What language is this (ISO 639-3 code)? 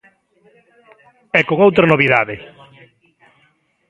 glg